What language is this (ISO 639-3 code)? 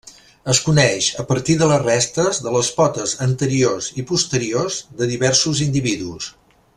cat